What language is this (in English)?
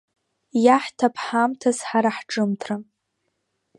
Abkhazian